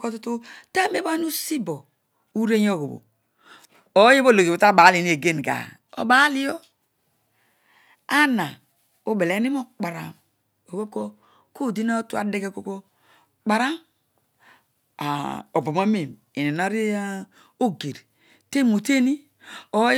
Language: Odual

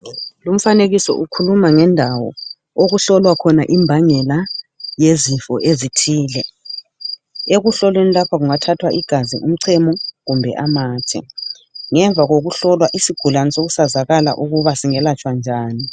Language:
North Ndebele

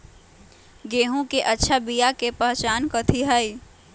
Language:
Magahi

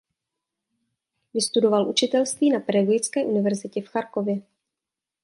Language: Czech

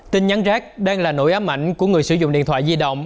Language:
Vietnamese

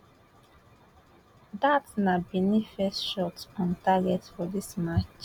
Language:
Nigerian Pidgin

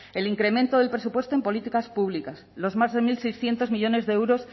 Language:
Spanish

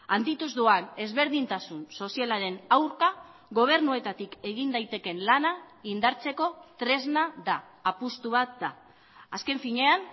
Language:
Basque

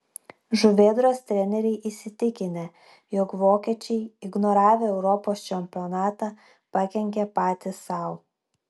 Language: Lithuanian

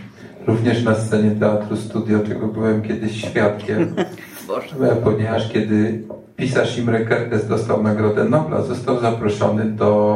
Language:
Polish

